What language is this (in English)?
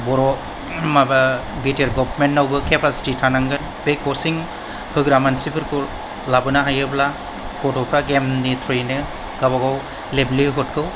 Bodo